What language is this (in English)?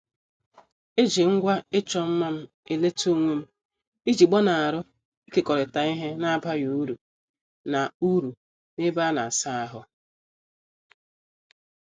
Igbo